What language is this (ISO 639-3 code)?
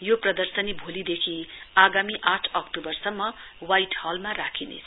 nep